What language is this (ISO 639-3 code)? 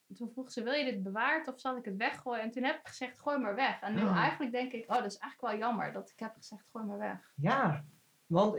nld